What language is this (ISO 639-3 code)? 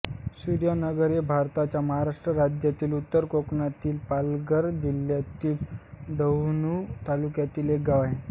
mar